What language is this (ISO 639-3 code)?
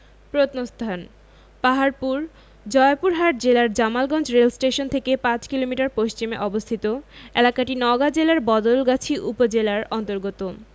ben